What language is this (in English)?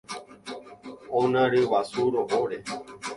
Guarani